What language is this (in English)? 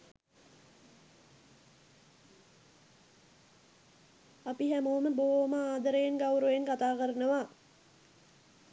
Sinhala